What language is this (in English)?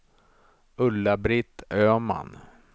Swedish